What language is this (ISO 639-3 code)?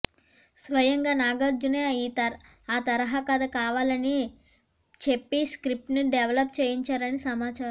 tel